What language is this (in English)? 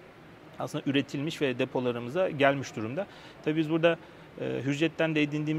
Turkish